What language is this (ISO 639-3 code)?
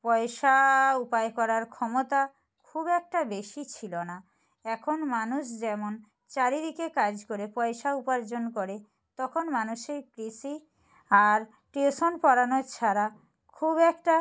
ben